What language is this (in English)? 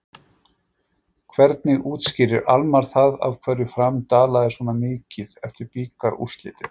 Icelandic